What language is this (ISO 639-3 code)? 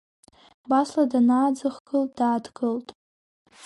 abk